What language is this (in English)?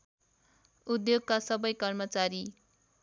Nepali